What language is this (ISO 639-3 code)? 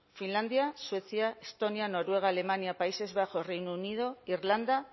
spa